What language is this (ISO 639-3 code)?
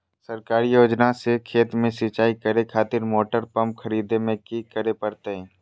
mag